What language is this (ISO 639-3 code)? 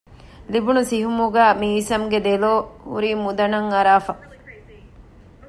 div